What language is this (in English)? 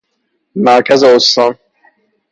Persian